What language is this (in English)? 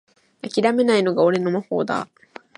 Japanese